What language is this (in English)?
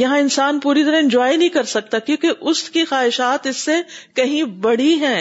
Urdu